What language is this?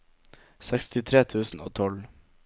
Norwegian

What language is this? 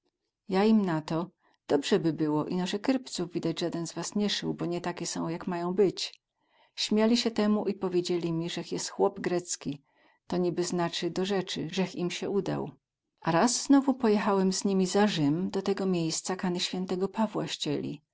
Polish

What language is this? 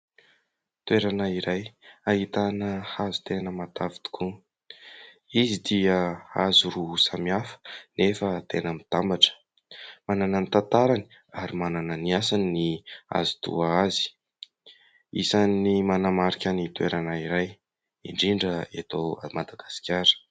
Malagasy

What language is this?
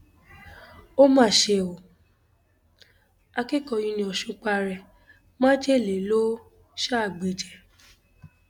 Yoruba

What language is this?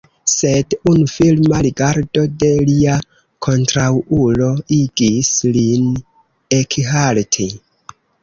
Esperanto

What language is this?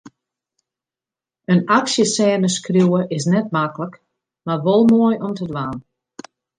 Western Frisian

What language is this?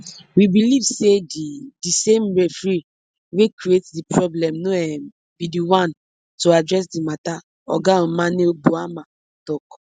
Nigerian Pidgin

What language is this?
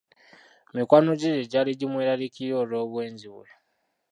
Ganda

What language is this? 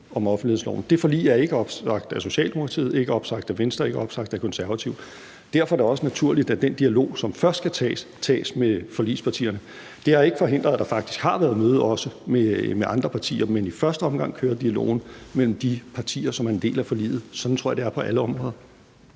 Danish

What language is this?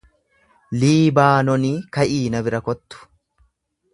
Oromo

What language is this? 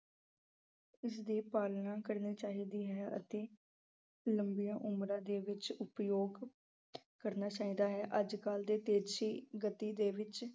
Punjabi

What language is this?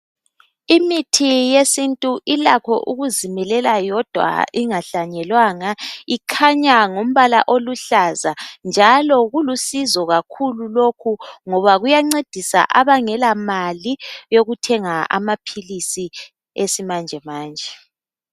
North Ndebele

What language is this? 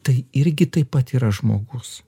Lithuanian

